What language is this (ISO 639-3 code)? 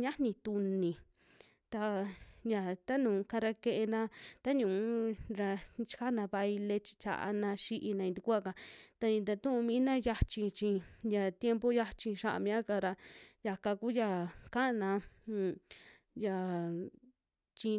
jmx